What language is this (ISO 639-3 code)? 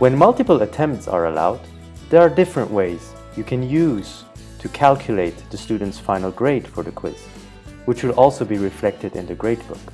eng